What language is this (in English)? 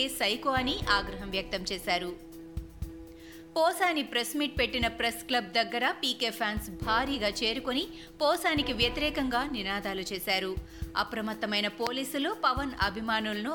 Telugu